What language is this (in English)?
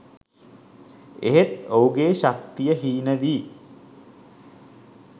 Sinhala